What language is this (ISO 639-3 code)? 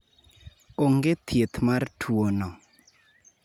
luo